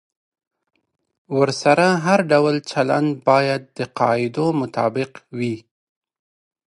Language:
Pashto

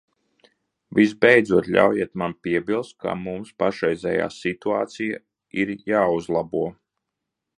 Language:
Latvian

